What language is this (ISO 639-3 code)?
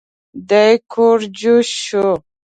pus